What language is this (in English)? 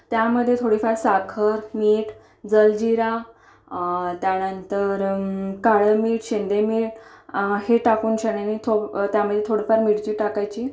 Marathi